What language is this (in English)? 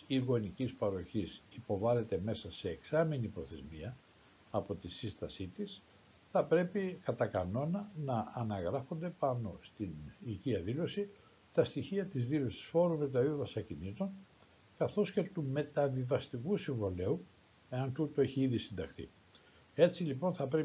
Greek